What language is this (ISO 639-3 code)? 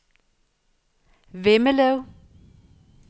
dan